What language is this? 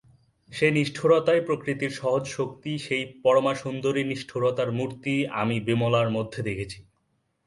Bangla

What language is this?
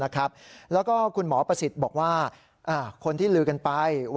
Thai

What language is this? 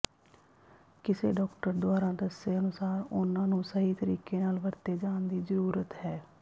Punjabi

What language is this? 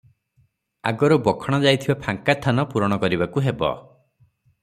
Odia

